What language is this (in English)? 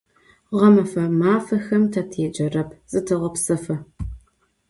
Adyghe